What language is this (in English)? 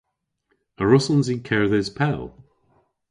Cornish